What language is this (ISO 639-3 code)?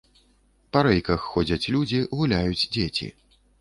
bel